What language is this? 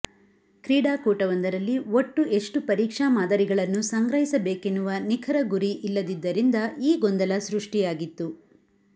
Kannada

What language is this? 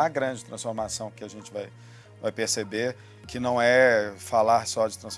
Portuguese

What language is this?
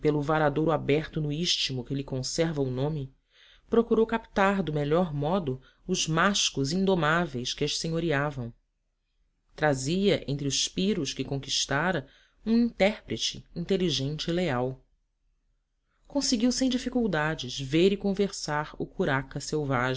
Portuguese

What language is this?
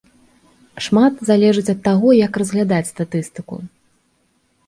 Belarusian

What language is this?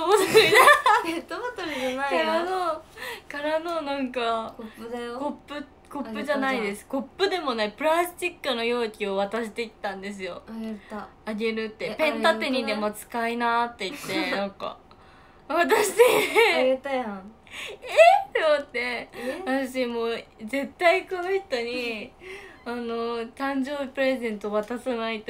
Japanese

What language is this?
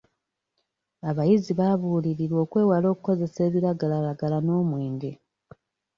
Ganda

